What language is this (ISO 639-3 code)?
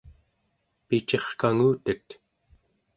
esu